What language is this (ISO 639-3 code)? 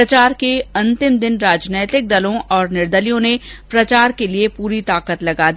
hin